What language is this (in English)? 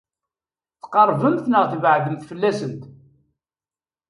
Kabyle